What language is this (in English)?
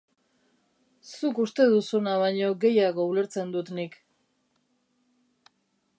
Basque